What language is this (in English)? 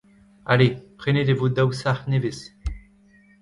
Breton